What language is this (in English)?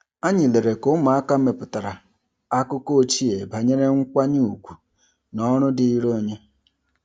Igbo